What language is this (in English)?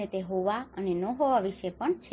Gujarati